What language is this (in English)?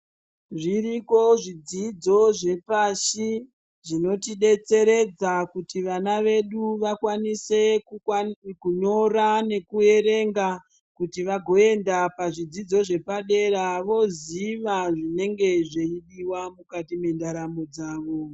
Ndau